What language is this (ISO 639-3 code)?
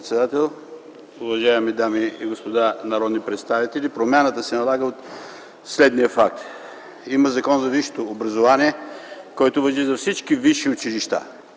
bul